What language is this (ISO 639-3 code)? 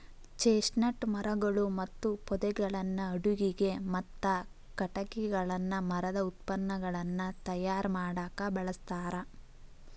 kan